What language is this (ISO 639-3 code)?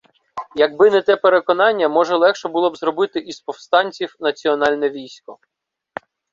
ukr